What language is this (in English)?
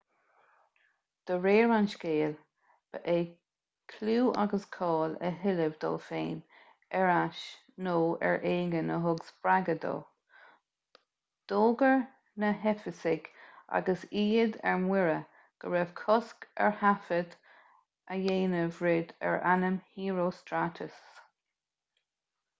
Irish